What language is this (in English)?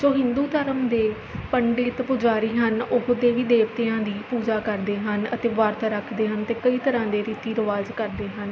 Punjabi